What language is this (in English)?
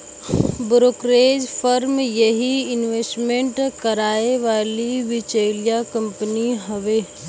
Bhojpuri